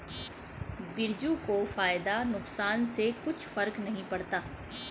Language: Hindi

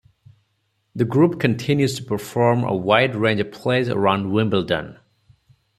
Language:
English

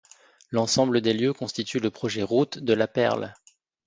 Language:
French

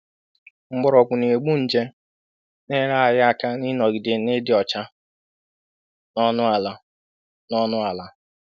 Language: Igbo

